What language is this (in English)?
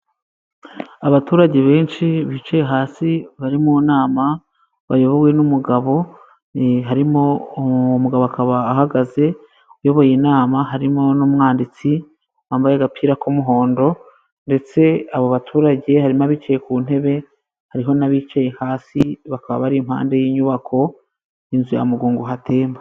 Kinyarwanda